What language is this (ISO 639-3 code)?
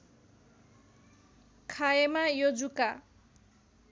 nep